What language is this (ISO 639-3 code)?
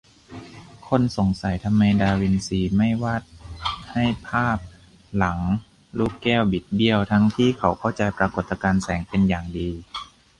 tha